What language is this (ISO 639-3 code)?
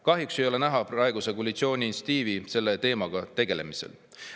est